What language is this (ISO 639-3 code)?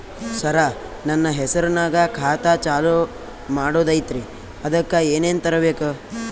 kan